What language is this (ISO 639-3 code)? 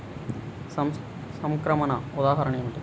tel